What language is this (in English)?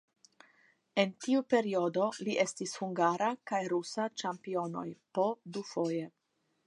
Esperanto